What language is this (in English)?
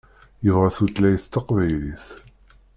Kabyle